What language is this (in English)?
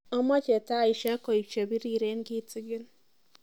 Kalenjin